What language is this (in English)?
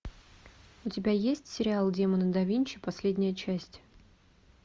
Russian